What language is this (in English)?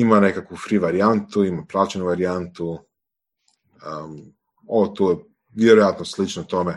Croatian